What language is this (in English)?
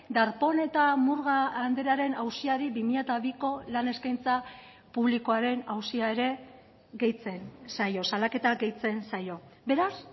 Basque